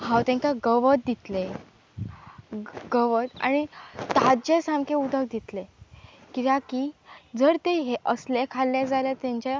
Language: Konkani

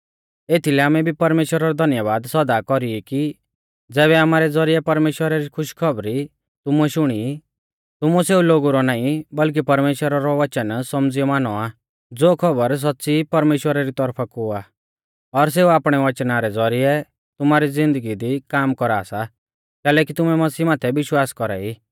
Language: Mahasu Pahari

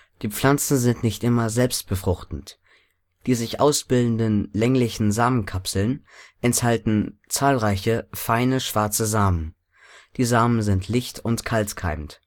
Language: German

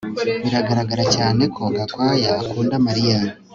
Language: Kinyarwanda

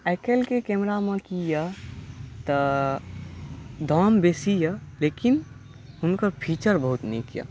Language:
Maithili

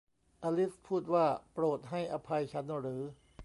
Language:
Thai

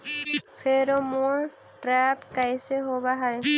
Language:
Magahi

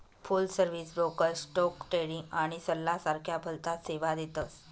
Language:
Marathi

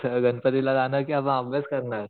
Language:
Marathi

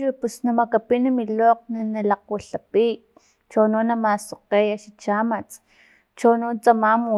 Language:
Filomena Mata-Coahuitlán Totonac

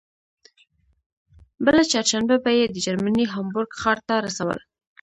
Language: Pashto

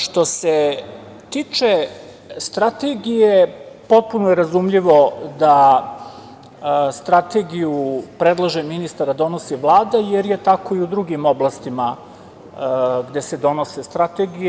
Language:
Serbian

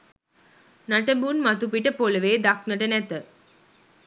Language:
Sinhala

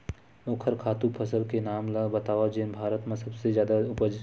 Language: Chhattisgarhi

